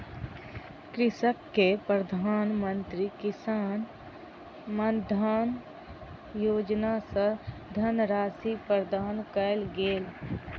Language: Maithili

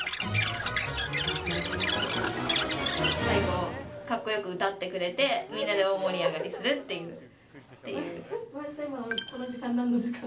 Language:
Japanese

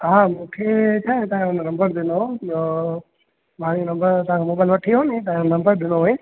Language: Sindhi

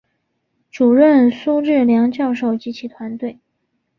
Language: Chinese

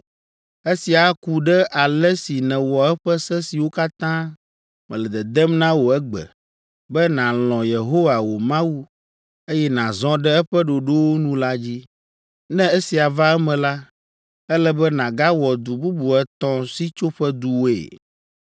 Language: Ewe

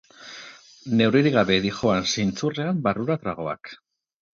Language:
Basque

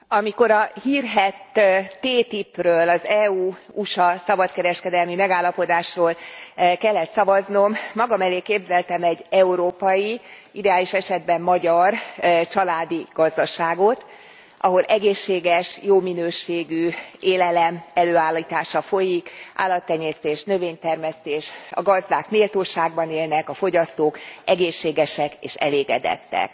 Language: Hungarian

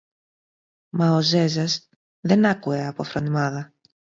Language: Greek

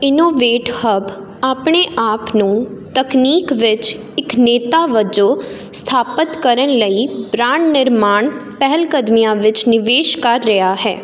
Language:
Punjabi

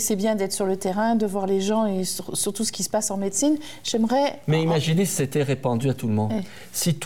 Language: French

